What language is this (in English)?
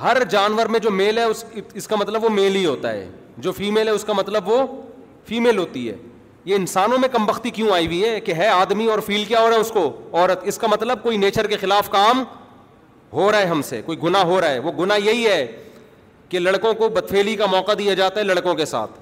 Urdu